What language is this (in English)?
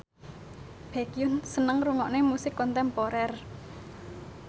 Javanese